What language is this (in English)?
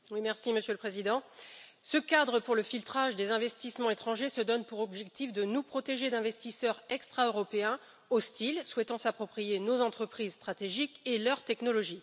French